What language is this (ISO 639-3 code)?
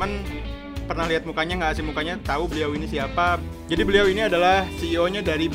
ind